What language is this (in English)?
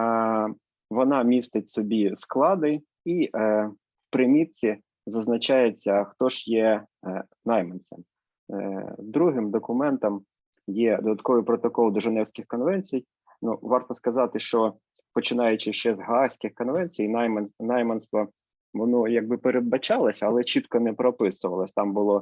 Ukrainian